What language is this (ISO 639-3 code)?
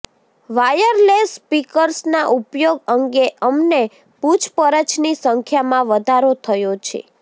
guj